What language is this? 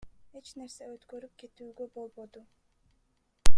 Kyrgyz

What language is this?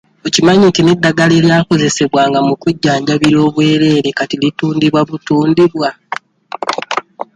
Ganda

